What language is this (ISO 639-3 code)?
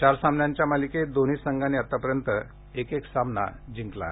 mar